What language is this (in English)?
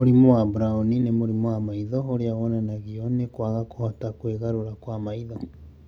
Kikuyu